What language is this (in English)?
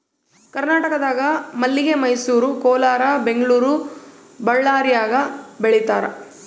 Kannada